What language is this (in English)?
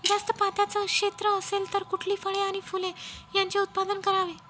Marathi